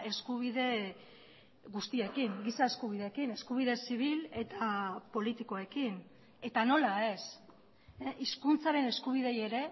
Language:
Basque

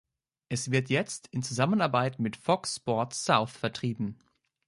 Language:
German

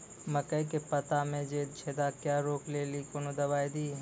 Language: Maithili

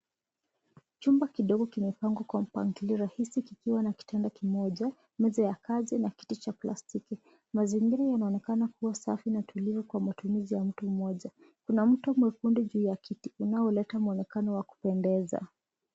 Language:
Swahili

